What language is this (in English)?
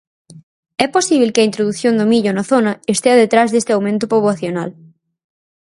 Galician